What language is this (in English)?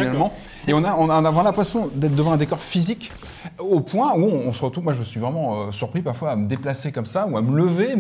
French